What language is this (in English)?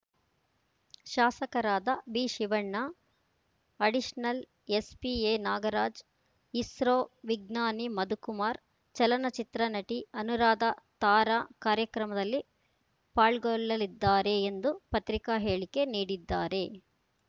Kannada